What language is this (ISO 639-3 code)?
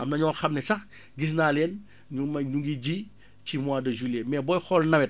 wol